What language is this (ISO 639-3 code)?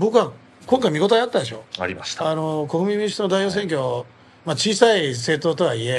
jpn